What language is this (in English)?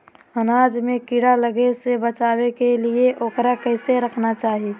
Magahi